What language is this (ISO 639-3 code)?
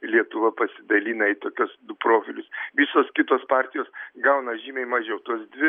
lit